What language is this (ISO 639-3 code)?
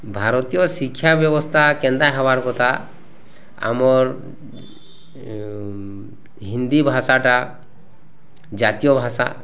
ori